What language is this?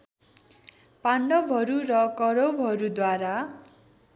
Nepali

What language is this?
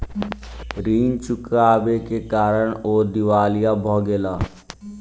Maithili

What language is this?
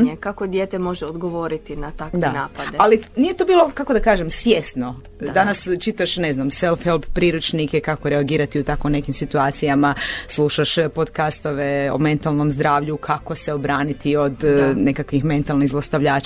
Croatian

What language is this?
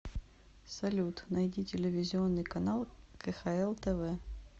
Russian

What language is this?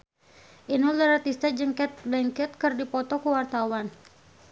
Sundanese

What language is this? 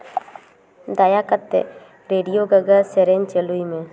Santali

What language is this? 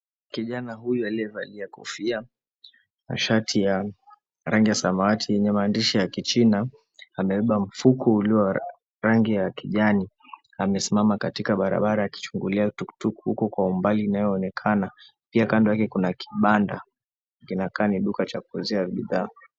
Swahili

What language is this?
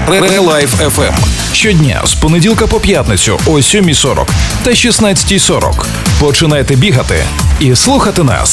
Ukrainian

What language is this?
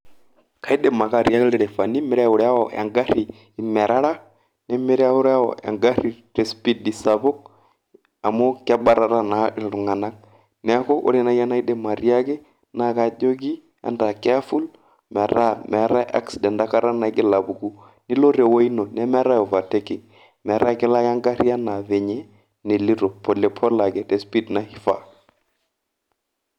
Masai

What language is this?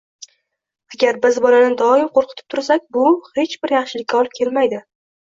Uzbek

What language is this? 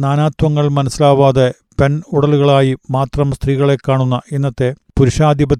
Malayalam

